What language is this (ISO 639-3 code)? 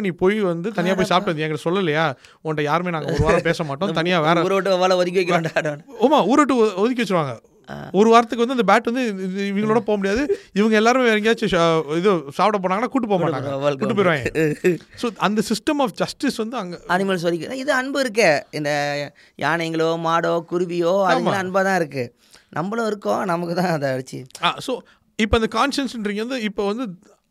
tam